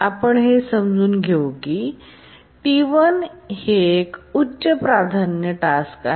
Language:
Marathi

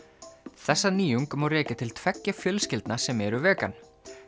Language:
Icelandic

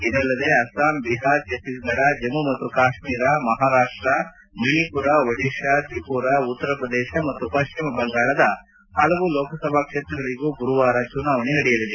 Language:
Kannada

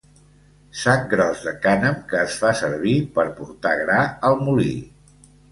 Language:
Catalan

